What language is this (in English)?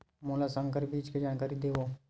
Chhattisgarhi